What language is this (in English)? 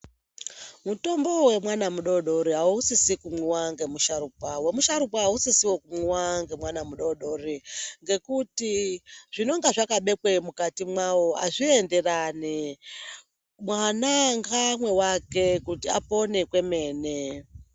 Ndau